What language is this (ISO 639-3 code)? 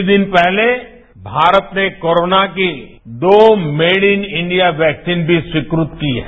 hin